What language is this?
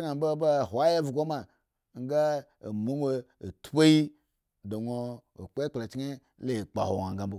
Eggon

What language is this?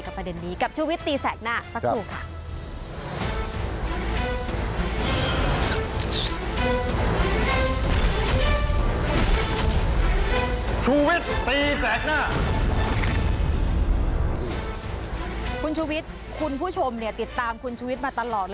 Thai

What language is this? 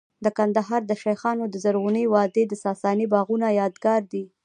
Pashto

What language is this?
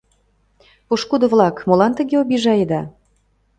Mari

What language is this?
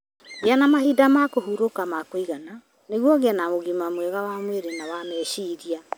Kikuyu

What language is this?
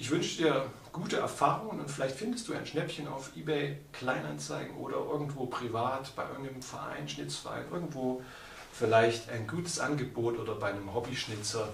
German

